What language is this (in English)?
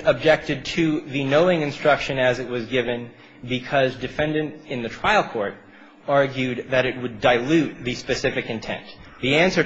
English